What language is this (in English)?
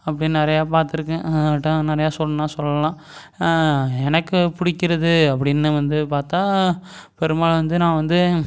Tamil